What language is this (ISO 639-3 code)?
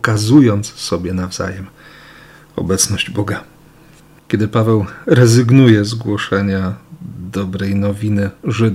pol